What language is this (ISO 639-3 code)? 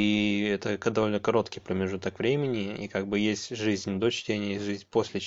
rus